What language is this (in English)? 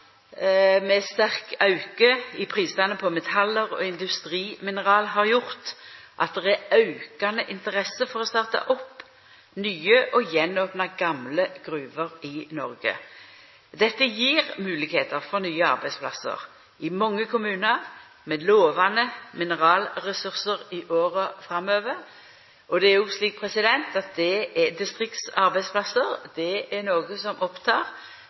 Norwegian Nynorsk